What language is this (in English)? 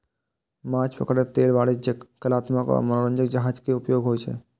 Maithili